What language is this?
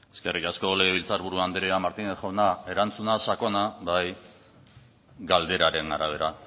Basque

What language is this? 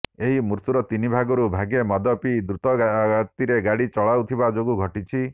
Odia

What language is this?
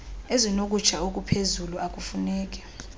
Xhosa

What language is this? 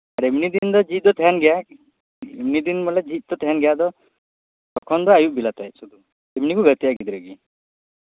Santali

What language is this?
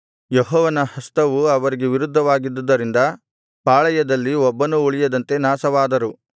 Kannada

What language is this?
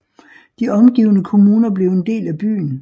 Danish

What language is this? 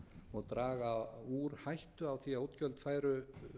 Icelandic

